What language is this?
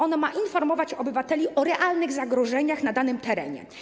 Polish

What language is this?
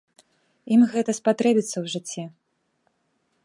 Belarusian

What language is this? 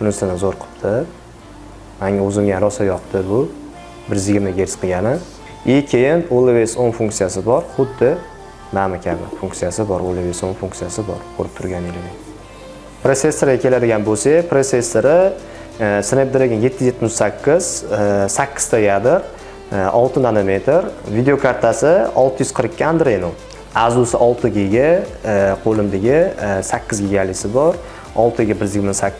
Turkish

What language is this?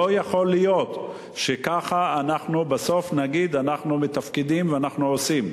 Hebrew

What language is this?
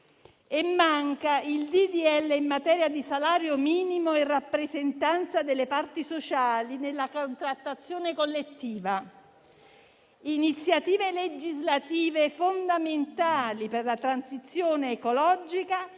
Italian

